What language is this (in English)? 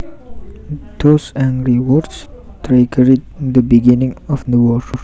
Javanese